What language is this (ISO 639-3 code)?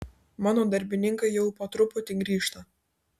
lit